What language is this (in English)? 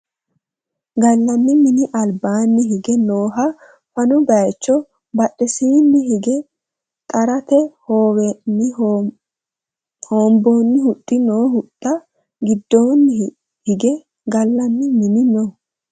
Sidamo